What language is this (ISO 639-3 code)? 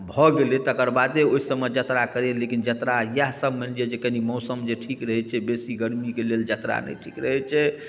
mai